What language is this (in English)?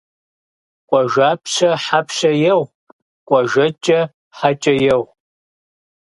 Kabardian